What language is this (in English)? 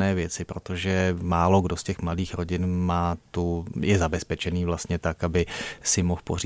Czech